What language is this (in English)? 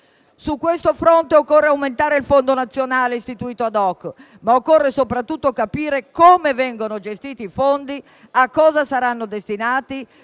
Italian